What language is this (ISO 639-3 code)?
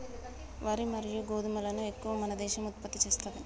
tel